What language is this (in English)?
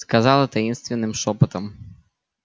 Russian